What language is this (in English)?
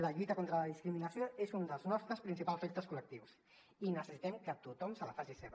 Catalan